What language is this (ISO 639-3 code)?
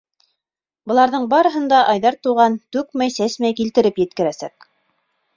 bak